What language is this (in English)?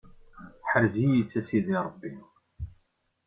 Kabyle